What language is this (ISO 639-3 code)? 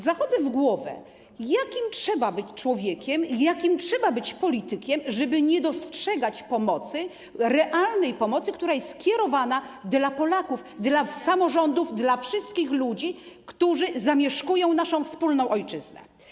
pol